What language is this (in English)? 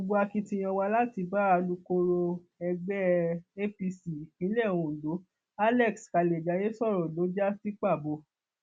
Yoruba